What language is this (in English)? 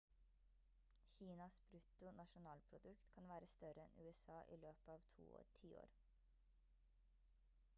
Norwegian Bokmål